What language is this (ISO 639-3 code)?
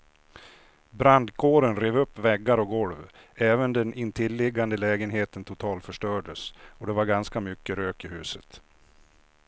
swe